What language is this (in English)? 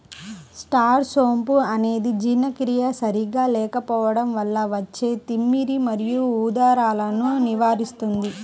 Telugu